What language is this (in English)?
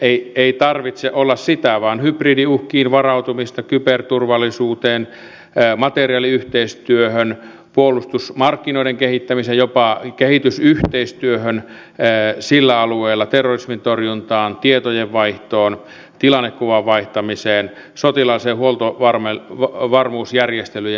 Finnish